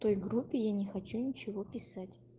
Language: Russian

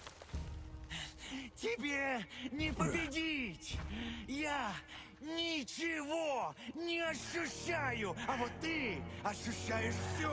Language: Russian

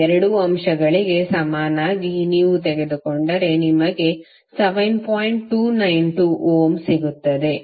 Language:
Kannada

